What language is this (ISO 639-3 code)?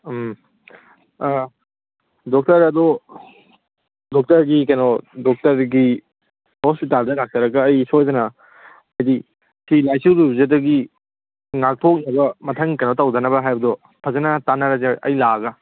mni